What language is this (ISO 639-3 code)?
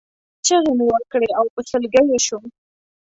pus